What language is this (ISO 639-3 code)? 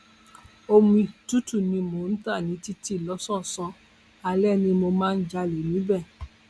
yor